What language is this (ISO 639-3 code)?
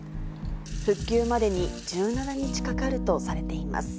jpn